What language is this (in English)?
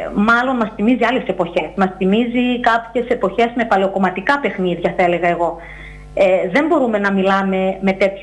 Greek